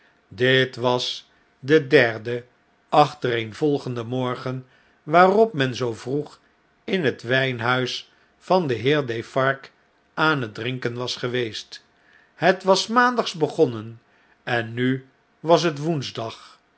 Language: Dutch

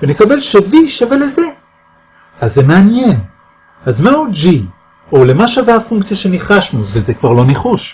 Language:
Hebrew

